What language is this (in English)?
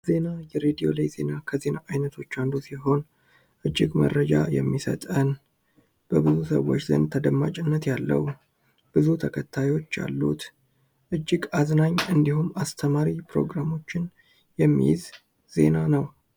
Amharic